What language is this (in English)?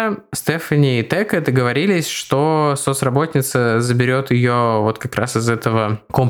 Russian